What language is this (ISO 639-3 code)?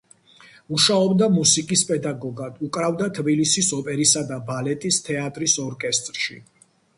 kat